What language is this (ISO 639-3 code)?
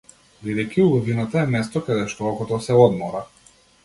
mkd